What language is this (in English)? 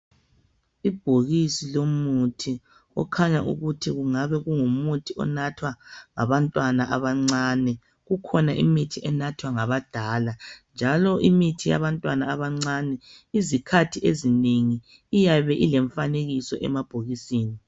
North Ndebele